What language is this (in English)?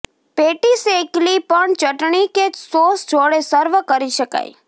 Gujarati